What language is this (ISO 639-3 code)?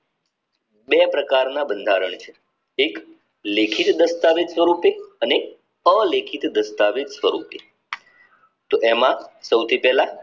guj